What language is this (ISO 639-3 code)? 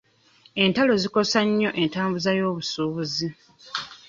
lug